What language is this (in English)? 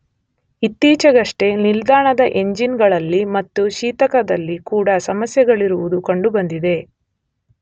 Kannada